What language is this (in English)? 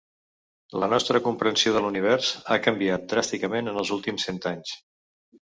Catalan